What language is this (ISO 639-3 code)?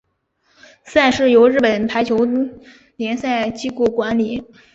zho